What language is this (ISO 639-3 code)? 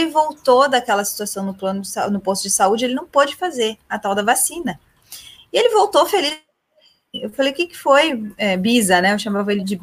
por